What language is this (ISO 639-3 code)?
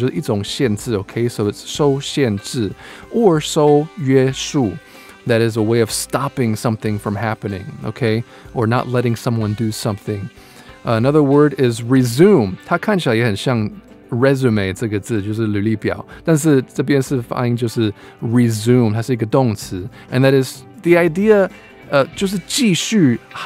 eng